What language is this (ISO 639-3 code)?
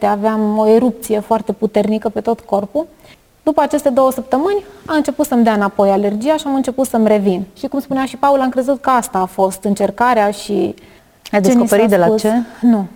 ron